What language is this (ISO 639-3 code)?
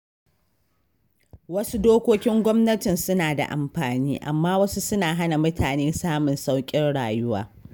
hau